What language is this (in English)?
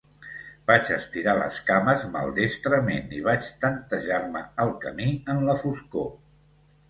Catalan